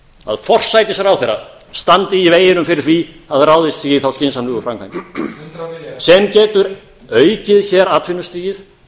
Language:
Icelandic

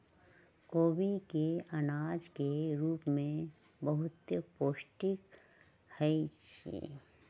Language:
Magahi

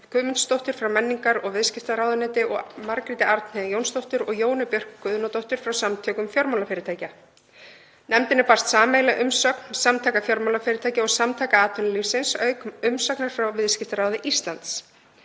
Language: Icelandic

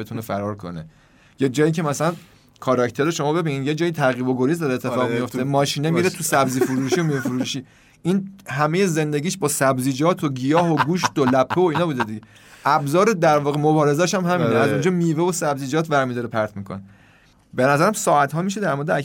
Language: Persian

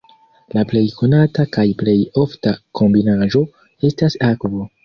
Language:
Esperanto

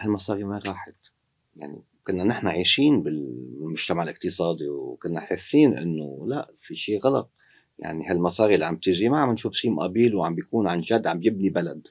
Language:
Arabic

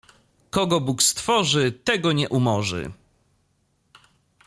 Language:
Polish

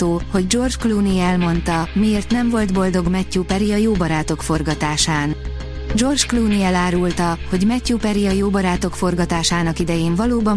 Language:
Hungarian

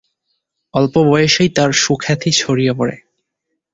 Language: Bangla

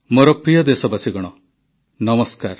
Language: Odia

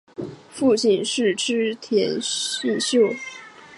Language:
Chinese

